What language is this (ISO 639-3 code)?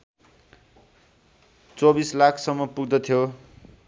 nep